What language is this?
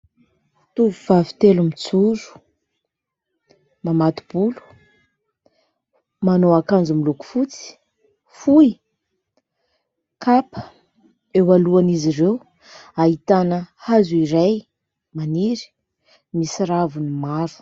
Malagasy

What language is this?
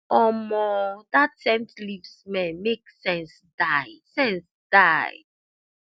Nigerian Pidgin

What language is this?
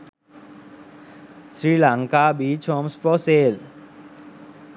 Sinhala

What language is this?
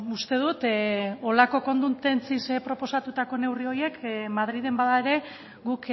Basque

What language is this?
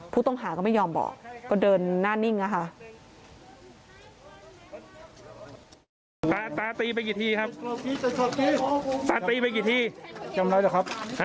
Thai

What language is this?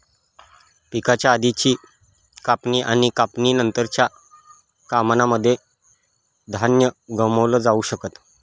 Marathi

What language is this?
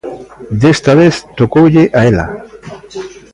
Galician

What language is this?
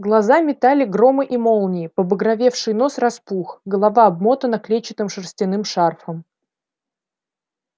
Russian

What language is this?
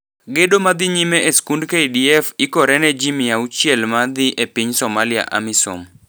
Luo (Kenya and Tanzania)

